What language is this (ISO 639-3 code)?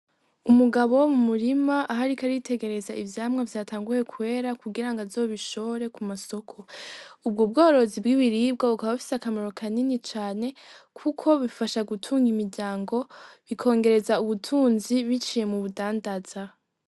run